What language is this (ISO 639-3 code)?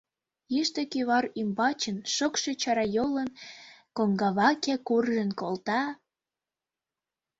chm